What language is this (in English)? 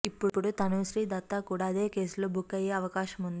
Telugu